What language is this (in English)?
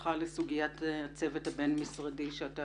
Hebrew